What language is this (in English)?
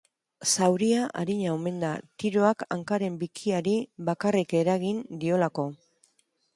Basque